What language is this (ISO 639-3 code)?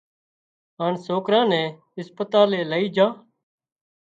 kxp